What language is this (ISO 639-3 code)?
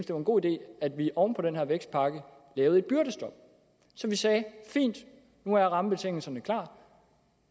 dan